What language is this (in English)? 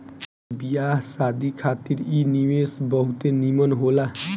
Bhojpuri